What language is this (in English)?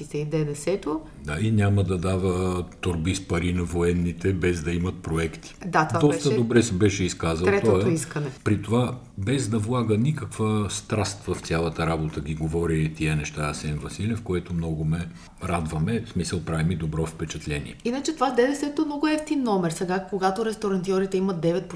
Bulgarian